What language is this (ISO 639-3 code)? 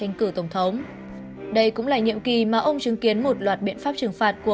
vie